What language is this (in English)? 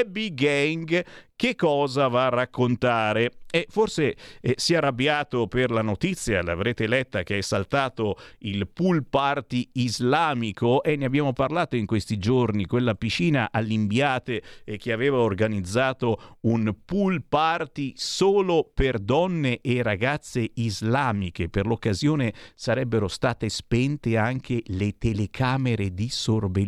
Italian